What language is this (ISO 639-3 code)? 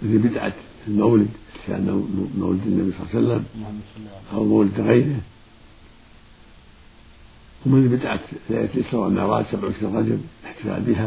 ara